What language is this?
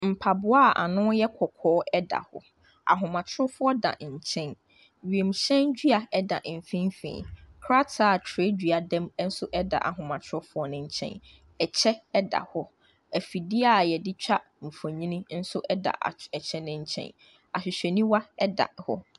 Akan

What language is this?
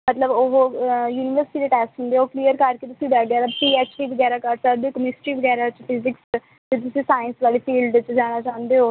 Punjabi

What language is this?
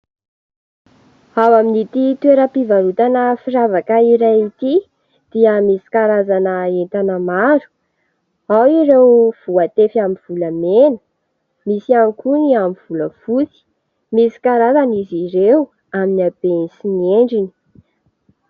Malagasy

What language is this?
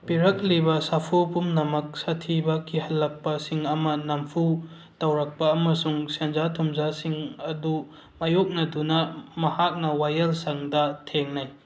Manipuri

